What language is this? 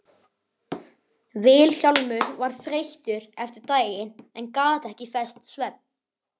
Icelandic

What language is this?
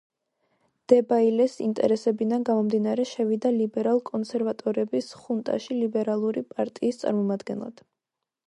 Georgian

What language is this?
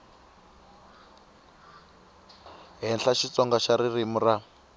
Tsonga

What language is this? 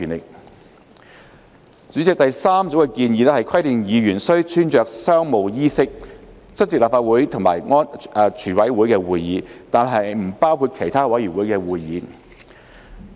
Cantonese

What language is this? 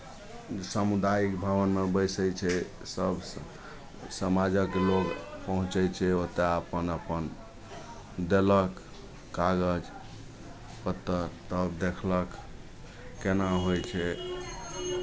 Maithili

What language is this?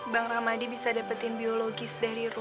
Indonesian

